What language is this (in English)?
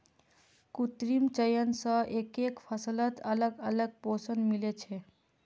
Magahi